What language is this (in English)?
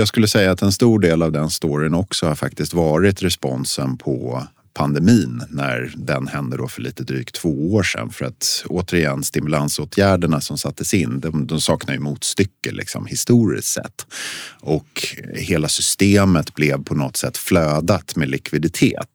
Swedish